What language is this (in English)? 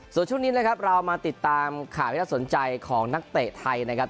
Thai